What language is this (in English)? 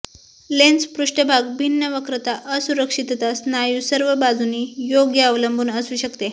Marathi